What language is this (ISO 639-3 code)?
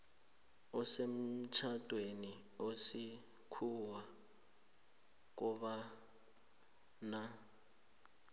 nbl